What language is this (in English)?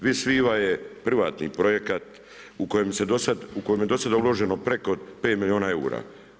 Croatian